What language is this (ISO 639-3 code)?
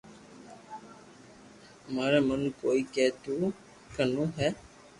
lrk